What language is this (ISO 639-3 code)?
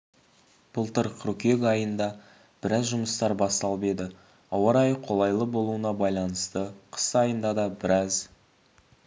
kaz